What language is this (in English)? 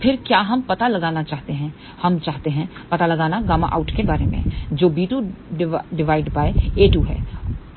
Hindi